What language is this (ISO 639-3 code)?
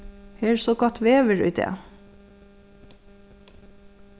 fao